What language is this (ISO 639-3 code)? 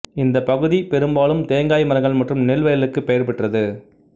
tam